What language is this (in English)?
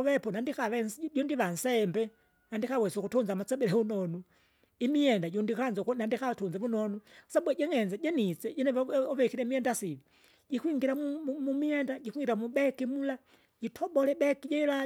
Kinga